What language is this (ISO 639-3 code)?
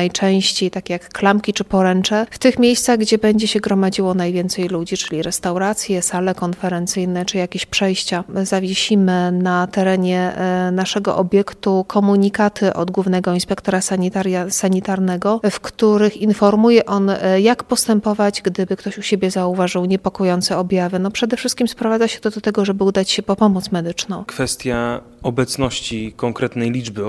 pol